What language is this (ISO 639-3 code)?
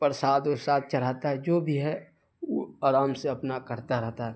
urd